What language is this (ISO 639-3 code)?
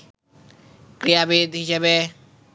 ben